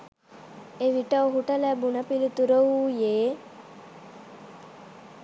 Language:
Sinhala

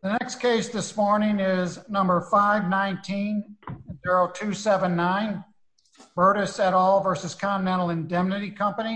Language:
English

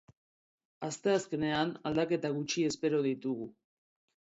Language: Basque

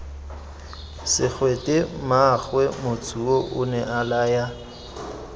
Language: Tswana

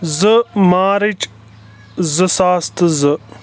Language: Kashmiri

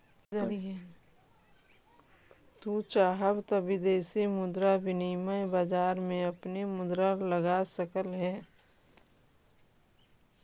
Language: Magahi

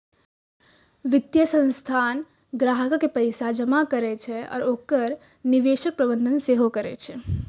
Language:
Maithili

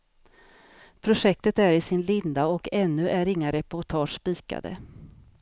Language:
Swedish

